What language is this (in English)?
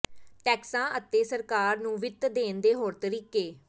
Punjabi